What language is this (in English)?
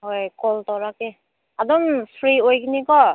Manipuri